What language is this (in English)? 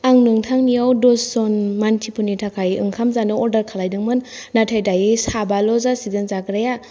Bodo